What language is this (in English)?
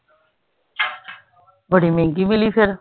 Punjabi